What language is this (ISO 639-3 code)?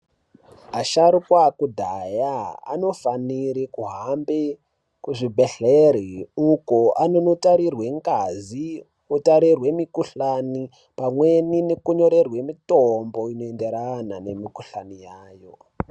ndc